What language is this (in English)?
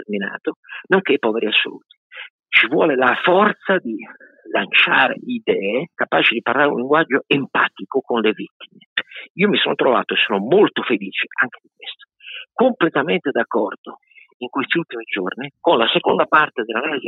Italian